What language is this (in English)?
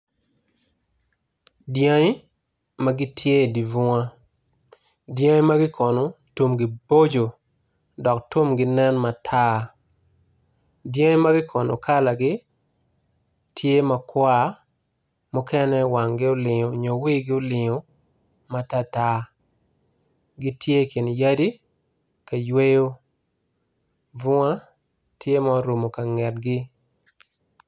Acoli